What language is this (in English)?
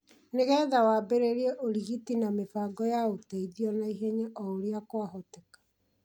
Kikuyu